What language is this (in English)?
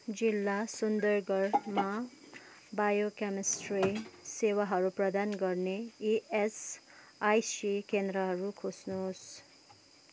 Nepali